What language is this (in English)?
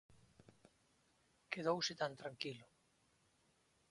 Galician